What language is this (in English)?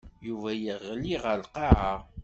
Kabyle